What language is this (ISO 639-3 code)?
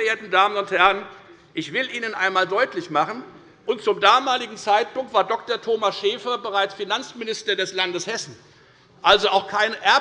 deu